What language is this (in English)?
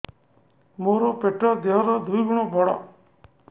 Odia